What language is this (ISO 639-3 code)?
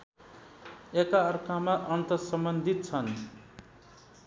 nep